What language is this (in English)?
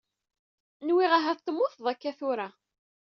Kabyle